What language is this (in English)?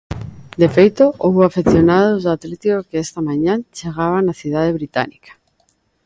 Galician